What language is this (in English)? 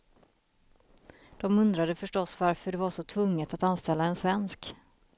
Swedish